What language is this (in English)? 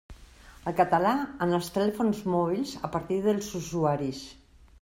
Catalan